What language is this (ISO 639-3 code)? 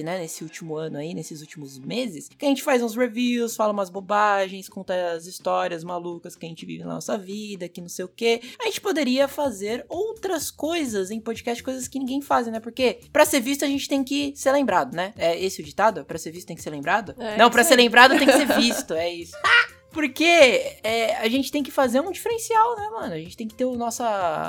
por